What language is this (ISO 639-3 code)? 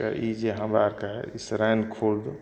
mai